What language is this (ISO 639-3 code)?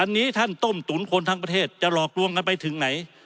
tha